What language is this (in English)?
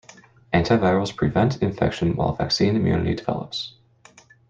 English